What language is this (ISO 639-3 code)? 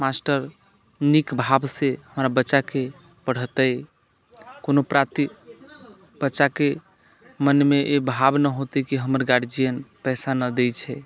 mai